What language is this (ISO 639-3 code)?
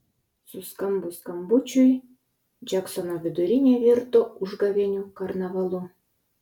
lit